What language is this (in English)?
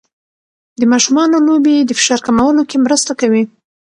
Pashto